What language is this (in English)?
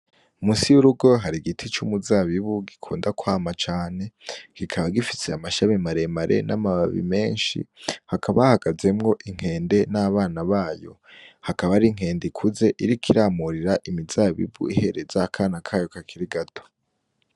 Rundi